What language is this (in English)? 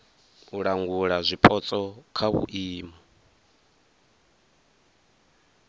Venda